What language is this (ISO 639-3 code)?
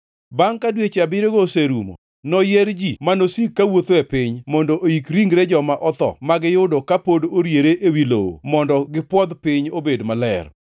luo